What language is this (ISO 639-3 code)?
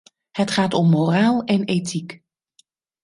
nld